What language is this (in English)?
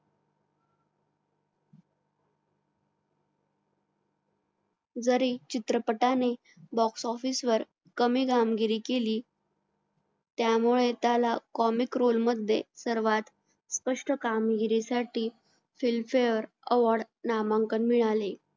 Marathi